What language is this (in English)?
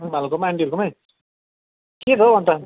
Nepali